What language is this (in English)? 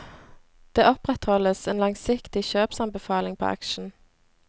Norwegian